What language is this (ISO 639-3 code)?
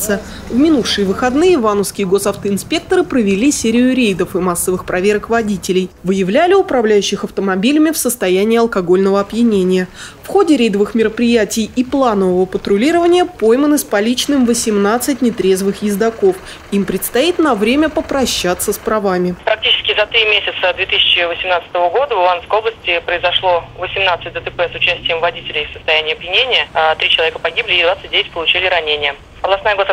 rus